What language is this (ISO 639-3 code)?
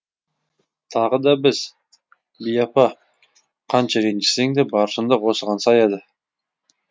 kaz